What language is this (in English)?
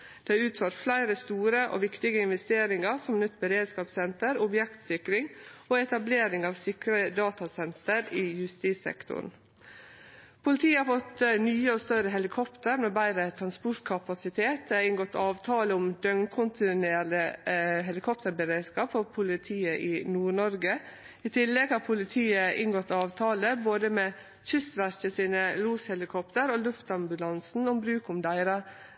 Norwegian Nynorsk